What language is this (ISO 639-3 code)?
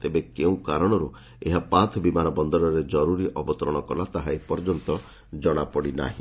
ori